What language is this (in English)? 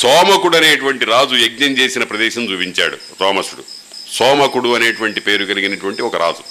Telugu